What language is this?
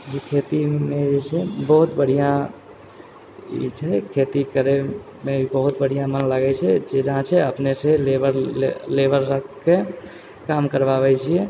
Maithili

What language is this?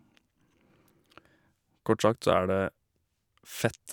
Norwegian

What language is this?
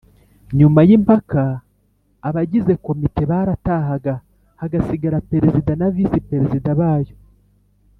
Kinyarwanda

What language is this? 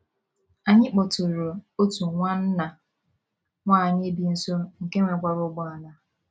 Igbo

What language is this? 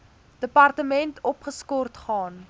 Afrikaans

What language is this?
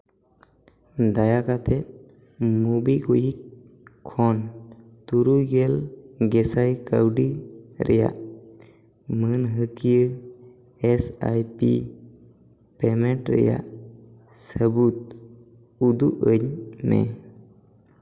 Santali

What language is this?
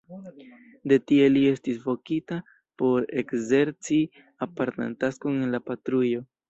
Esperanto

